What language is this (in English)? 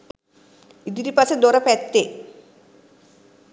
Sinhala